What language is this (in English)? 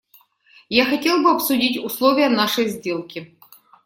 Russian